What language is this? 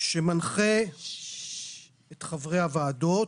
Hebrew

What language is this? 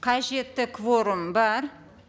Kazakh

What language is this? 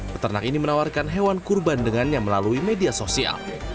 Indonesian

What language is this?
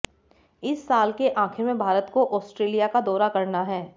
Hindi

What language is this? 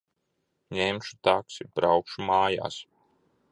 Latvian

